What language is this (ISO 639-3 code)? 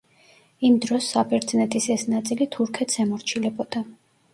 kat